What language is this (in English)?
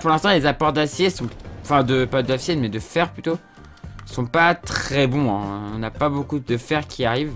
French